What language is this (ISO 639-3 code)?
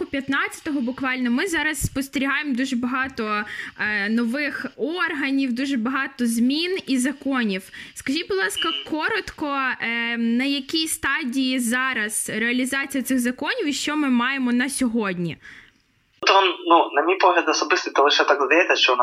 ukr